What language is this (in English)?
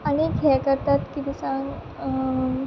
Konkani